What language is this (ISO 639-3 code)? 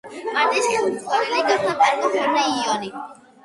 kat